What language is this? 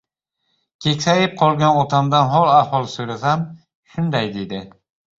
Uzbek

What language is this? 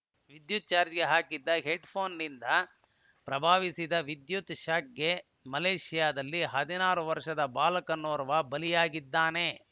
Kannada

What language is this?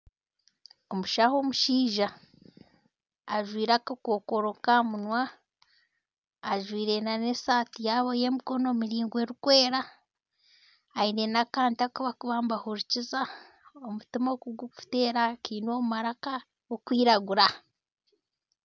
Nyankole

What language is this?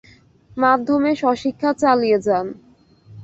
Bangla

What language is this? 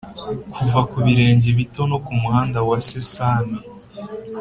Kinyarwanda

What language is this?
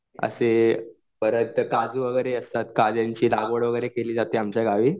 Marathi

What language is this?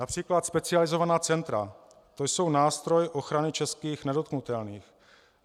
Czech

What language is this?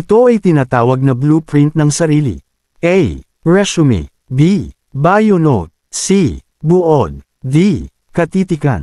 Filipino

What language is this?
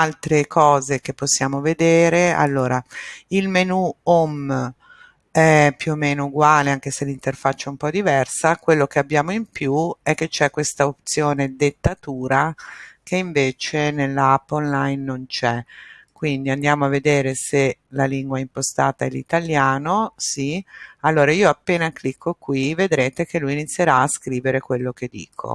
Italian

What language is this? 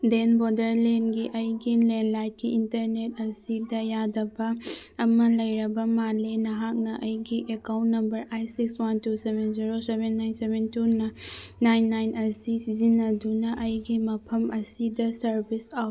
Manipuri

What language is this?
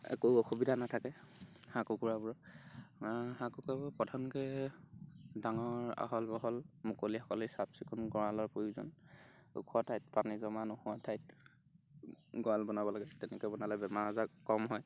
Assamese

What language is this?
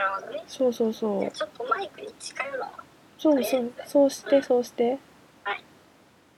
Japanese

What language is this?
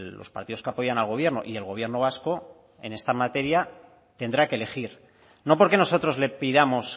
Spanish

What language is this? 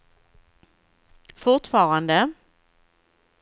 Swedish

